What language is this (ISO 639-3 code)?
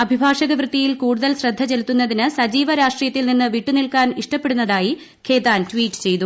mal